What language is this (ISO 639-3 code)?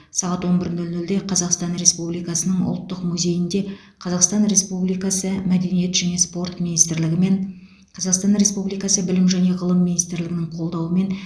kaz